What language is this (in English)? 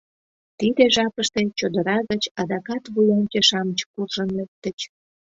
Mari